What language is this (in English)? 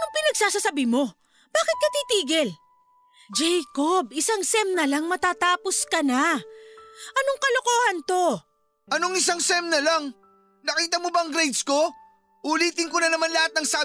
Filipino